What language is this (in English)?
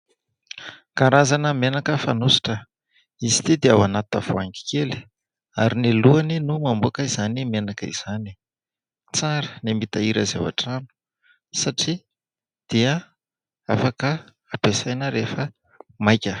Malagasy